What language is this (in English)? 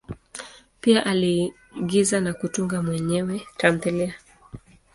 Swahili